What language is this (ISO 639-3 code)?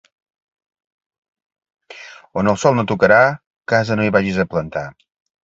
cat